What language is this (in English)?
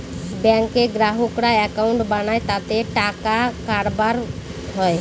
Bangla